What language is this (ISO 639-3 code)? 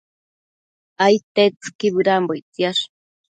mcf